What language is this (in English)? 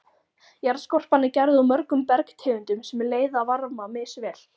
Icelandic